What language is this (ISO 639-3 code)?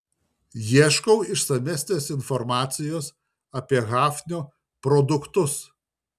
lit